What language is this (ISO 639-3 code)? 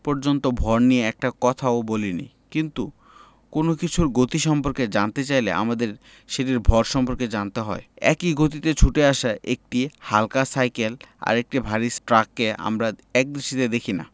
ben